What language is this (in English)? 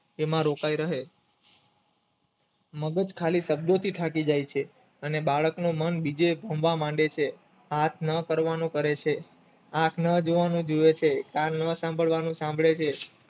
Gujarati